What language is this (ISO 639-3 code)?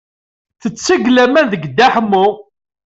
kab